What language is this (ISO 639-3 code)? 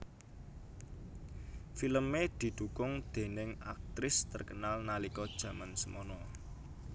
jav